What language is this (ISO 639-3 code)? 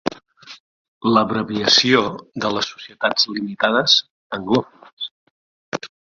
cat